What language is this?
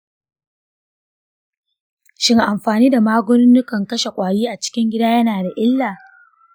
Hausa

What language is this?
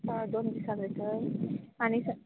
Konkani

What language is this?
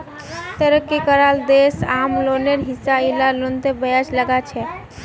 Magahi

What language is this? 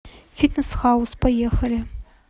Russian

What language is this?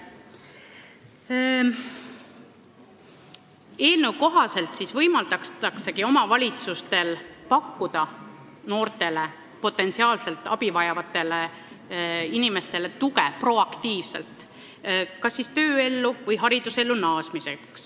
Estonian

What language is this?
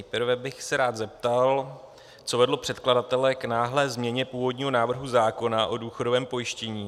Czech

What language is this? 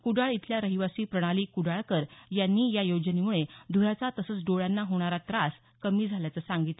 Marathi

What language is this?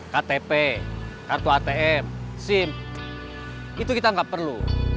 Indonesian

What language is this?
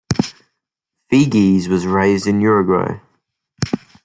English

